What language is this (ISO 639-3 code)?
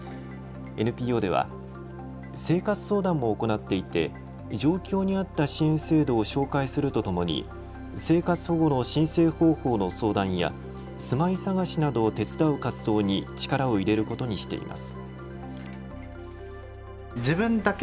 jpn